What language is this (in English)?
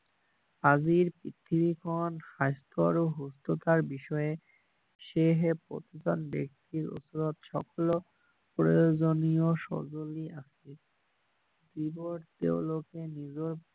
Assamese